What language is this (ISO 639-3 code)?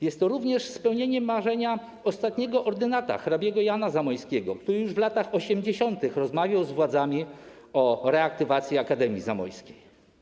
pol